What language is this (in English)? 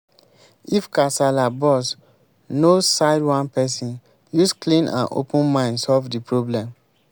Nigerian Pidgin